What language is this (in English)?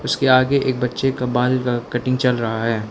Hindi